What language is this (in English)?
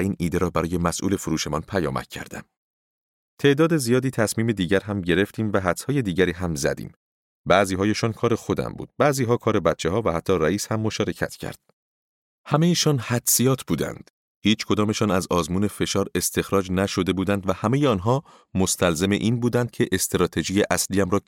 Persian